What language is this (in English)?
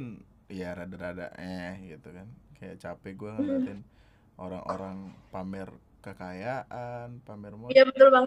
Indonesian